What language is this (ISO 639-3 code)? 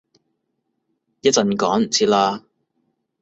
yue